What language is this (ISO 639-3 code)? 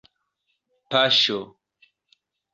epo